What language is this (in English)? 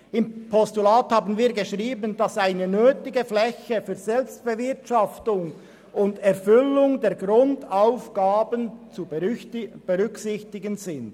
Swiss German